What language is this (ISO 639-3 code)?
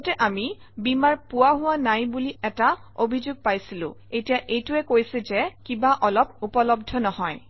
asm